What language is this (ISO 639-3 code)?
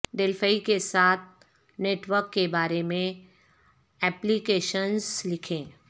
urd